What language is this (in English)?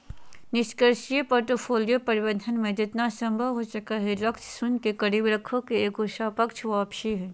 Magahi